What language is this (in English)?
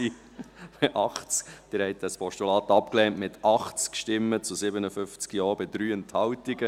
Swiss German